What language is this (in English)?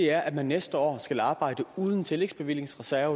Danish